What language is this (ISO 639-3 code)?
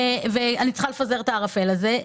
heb